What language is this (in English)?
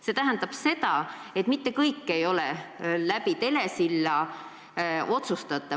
Estonian